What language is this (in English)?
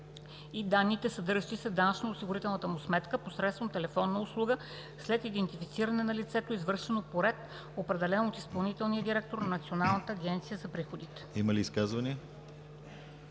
Bulgarian